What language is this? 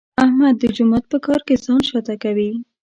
Pashto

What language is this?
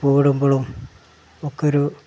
Malayalam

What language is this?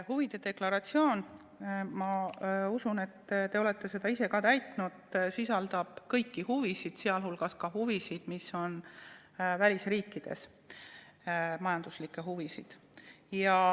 Estonian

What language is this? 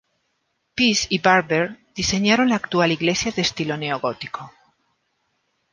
Spanish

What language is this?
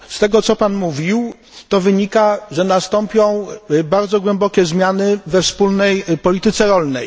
Polish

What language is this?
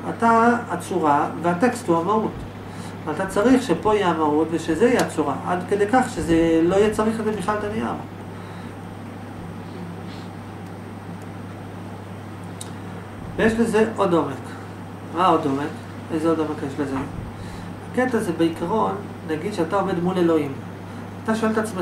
Hebrew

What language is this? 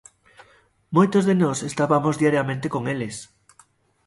Galician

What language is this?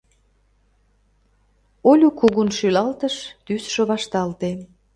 Mari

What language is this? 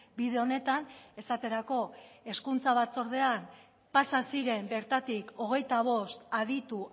Basque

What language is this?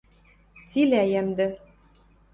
Western Mari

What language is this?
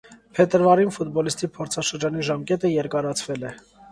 Armenian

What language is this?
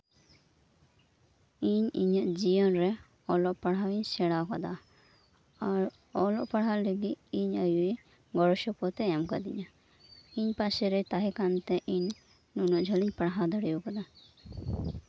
Santali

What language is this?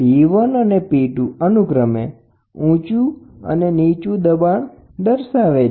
Gujarati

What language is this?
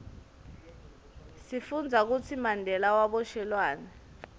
Swati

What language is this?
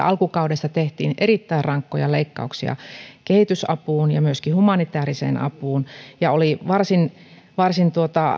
Finnish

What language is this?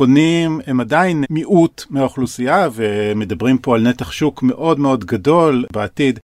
Hebrew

